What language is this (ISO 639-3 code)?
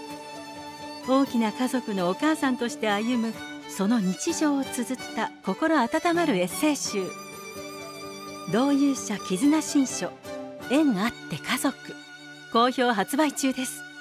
jpn